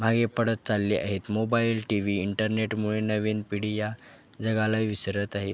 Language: Marathi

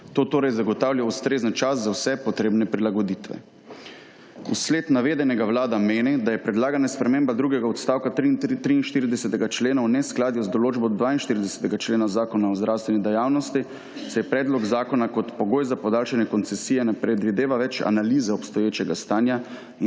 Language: Slovenian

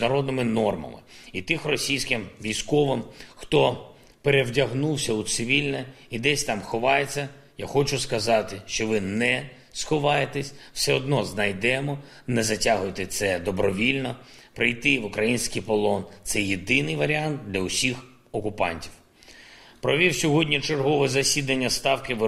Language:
Ukrainian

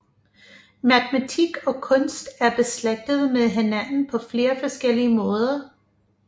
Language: Danish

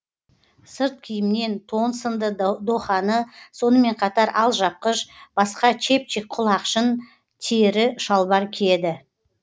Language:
Kazakh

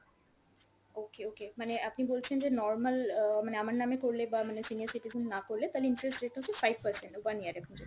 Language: Bangla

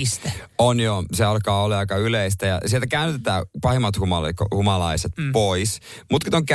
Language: Finnish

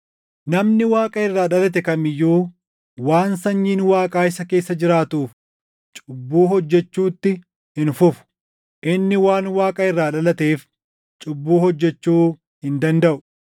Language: Oromo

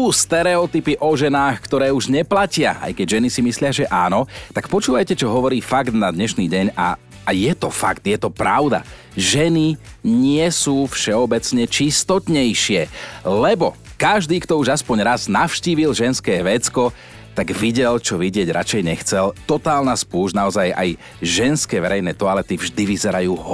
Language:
Slovak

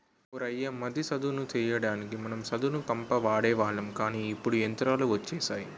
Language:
Telugu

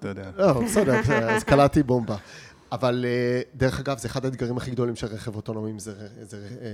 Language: Hebrew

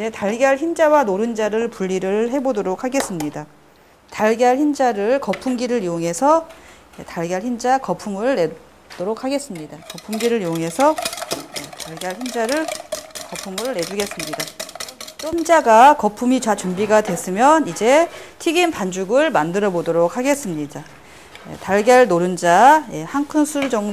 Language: Korean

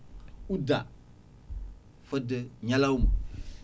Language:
Fula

